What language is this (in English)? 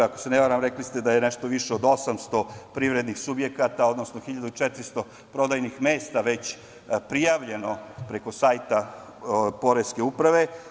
Serbian